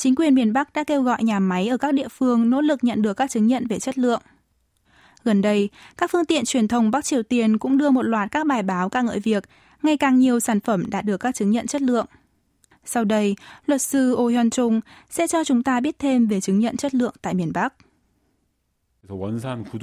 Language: Vietnamese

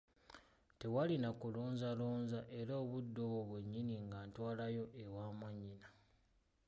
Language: Ganda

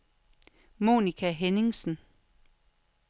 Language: Danish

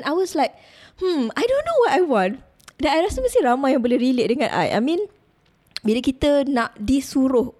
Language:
Malay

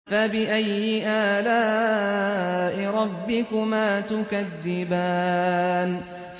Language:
Arabic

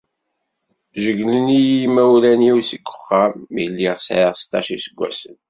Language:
Kabyle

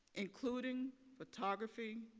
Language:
English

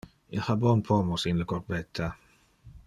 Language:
Interlingua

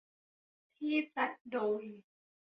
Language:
Thai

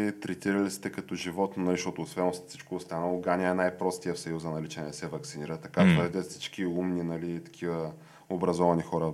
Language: Bulgarian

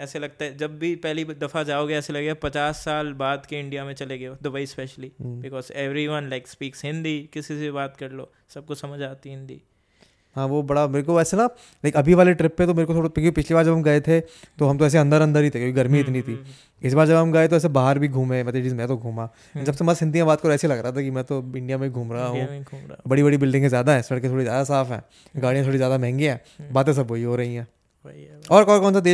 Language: Hindi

